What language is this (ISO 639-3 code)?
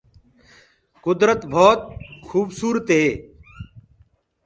ggg